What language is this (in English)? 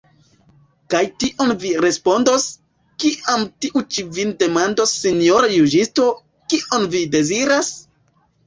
Esperanto